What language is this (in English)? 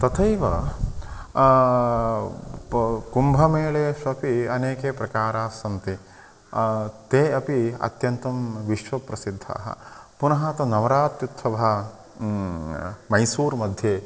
Sanskrit